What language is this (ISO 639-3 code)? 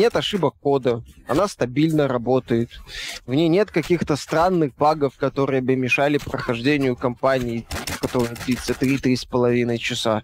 rus